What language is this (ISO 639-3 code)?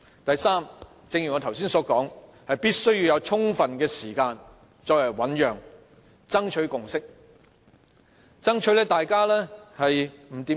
yue